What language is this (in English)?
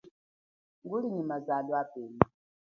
Chokwe